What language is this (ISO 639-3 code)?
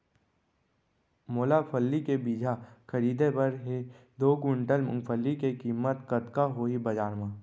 hne